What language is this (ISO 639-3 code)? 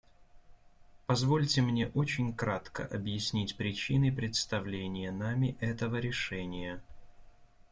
rus